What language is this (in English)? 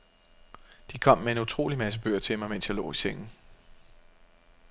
Danish